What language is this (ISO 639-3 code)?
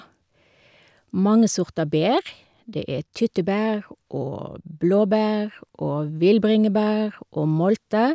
nor